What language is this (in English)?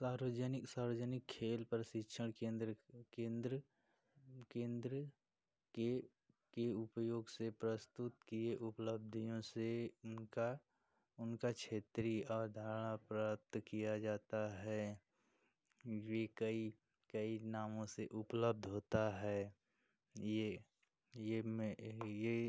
Hindi